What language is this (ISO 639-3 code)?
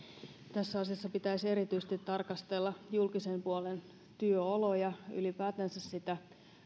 fin